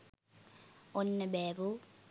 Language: Sinhala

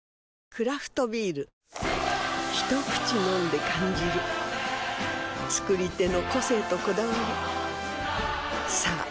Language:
Japanese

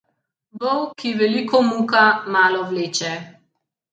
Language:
Slovenian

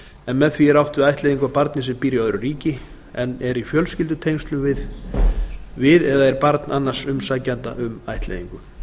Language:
Icelandic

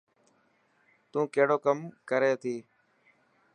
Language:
Dhatki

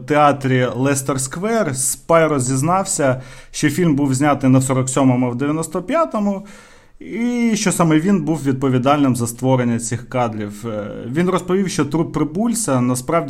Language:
Ukrainian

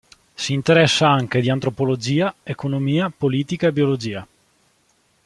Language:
Italian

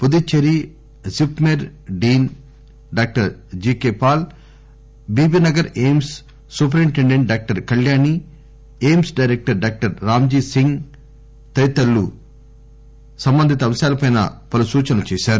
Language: Telugu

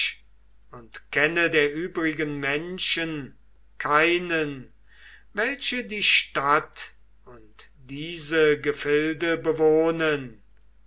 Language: German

